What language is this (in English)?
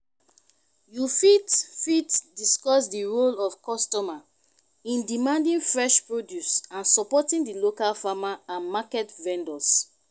Nigerian Pidgin